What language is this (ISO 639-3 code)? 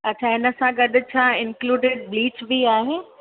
snd